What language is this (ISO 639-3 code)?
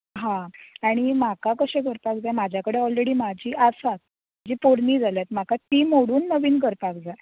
kok